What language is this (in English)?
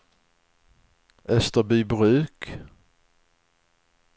Swedish